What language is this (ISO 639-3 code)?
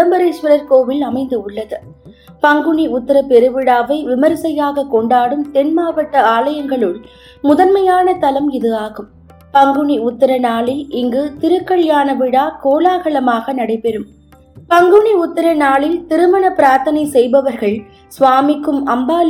tam